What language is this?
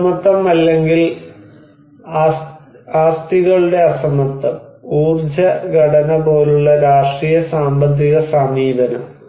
Malayalam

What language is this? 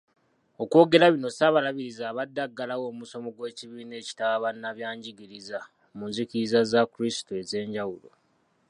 Ganda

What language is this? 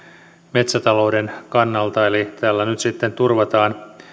Finnish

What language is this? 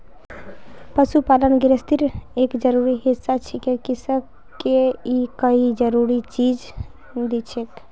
Magahi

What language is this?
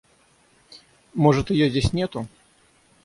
Russian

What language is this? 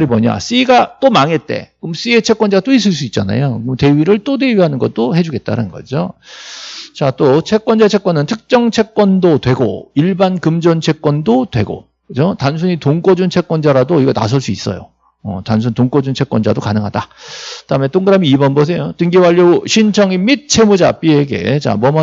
Korean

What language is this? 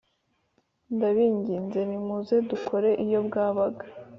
Kinyarwanda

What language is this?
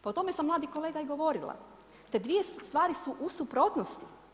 Croatian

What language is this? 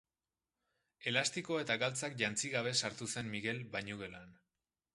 Basque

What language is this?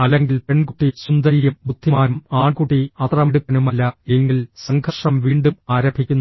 Malayalam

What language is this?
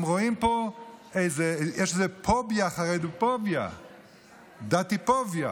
Hebrew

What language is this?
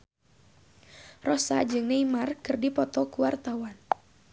Sundanese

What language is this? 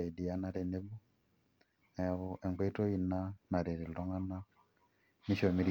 Masai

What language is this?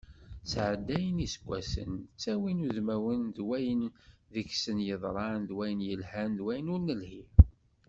Kabyle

